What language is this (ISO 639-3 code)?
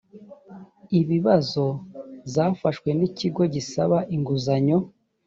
kin